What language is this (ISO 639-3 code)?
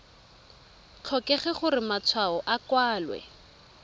tsn